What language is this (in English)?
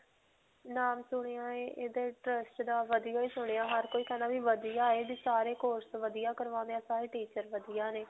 Punjabi